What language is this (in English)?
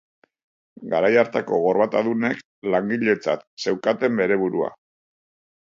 Basque